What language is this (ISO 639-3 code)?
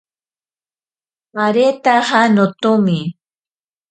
prq